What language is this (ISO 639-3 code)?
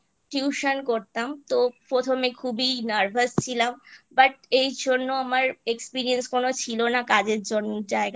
ben